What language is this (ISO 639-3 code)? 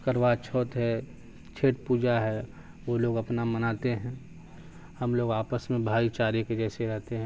urd